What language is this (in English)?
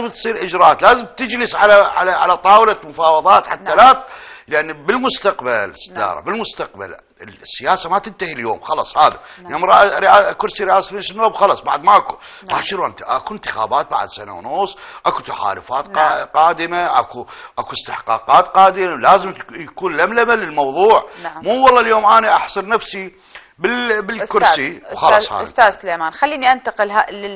Arabic